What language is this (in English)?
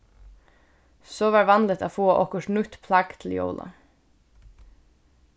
Faroese